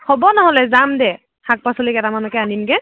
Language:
Assamese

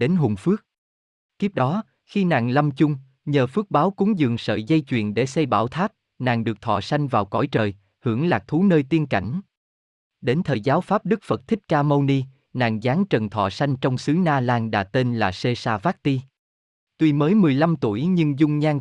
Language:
Vietnamese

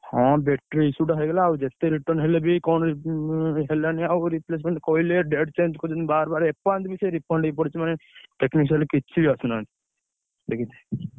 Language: Odia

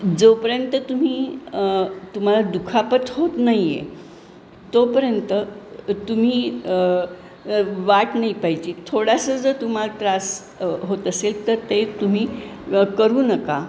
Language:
Marathi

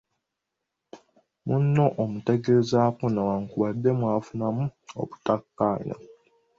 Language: Ganda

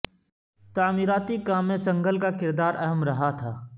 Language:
Urdu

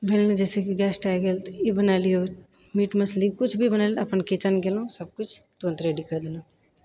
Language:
Maithili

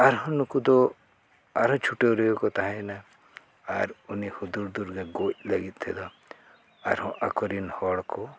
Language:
Santali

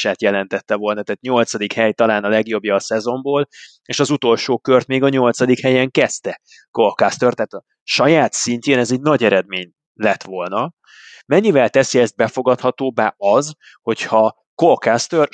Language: Hungarian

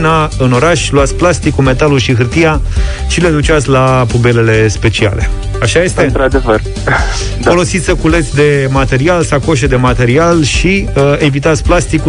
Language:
Romanian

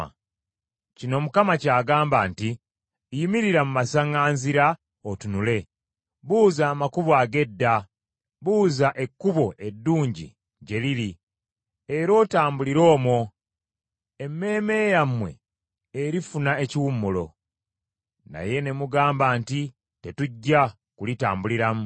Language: Ganda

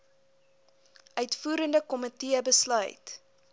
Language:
Afrikaans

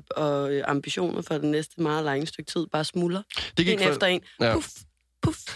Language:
Danish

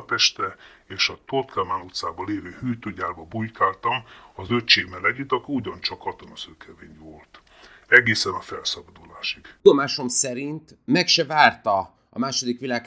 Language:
Hungarian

